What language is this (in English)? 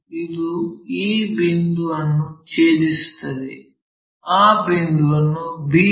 Kannada